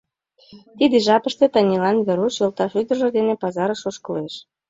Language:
Mari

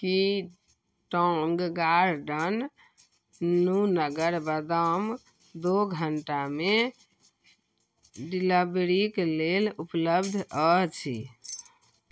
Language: Maithili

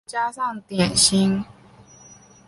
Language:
Chinese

